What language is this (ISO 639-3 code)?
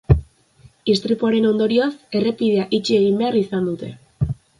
eus